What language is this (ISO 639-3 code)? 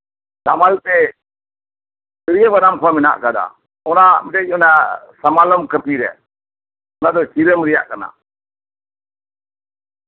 sat